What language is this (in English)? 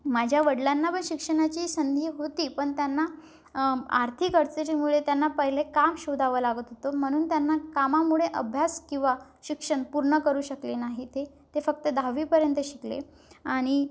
Marathi